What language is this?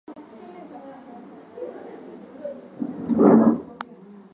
Swahili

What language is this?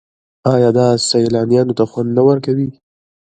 Pashto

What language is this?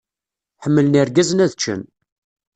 Kabyle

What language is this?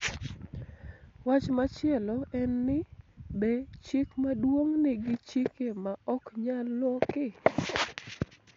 Luo (Kenya and Tanzania)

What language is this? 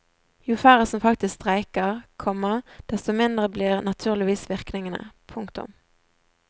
Norwegian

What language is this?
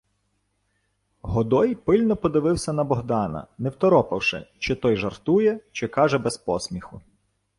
Ukrainian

